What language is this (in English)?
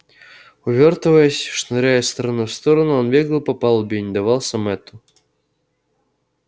Russian